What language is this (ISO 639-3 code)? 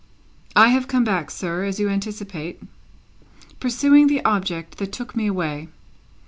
eng